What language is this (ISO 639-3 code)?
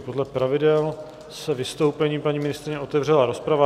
ces